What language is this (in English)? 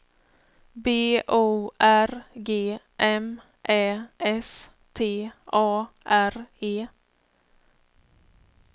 Swedish